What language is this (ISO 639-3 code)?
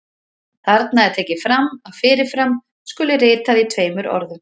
isl